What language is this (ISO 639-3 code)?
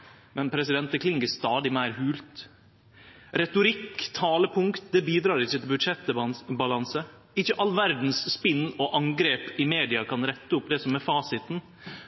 nno